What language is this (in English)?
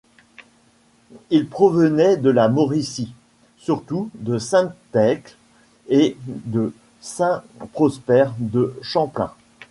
French